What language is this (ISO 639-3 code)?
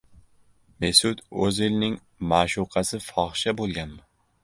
uzb